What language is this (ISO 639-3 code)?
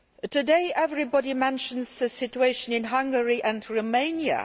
eng